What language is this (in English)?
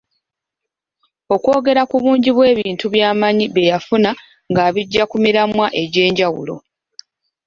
Ganda